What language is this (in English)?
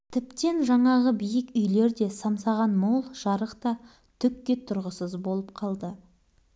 Kazakh